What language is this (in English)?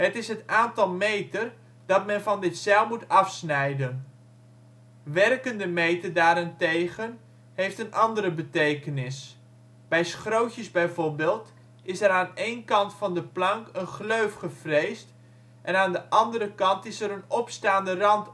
Dutch